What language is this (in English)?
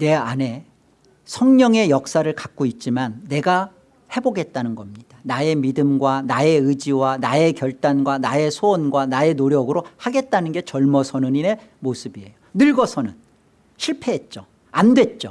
Korean